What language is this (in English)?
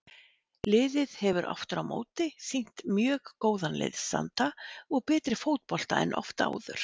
Icelandic